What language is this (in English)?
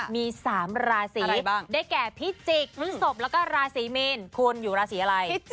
Thai